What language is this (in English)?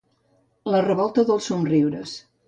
Catalan